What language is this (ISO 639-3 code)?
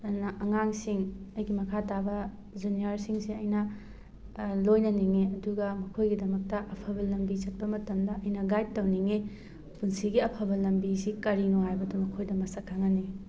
mni